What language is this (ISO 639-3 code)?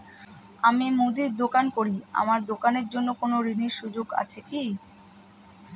ben